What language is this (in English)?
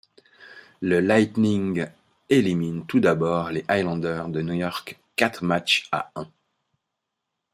French